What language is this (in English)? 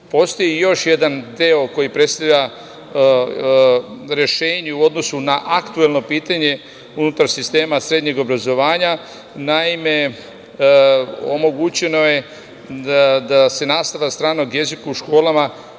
Serbian